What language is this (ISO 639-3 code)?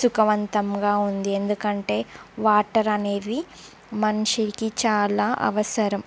tel